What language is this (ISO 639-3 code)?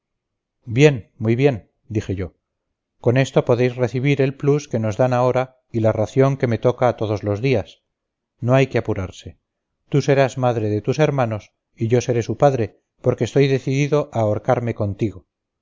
spa